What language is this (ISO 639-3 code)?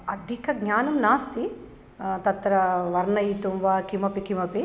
san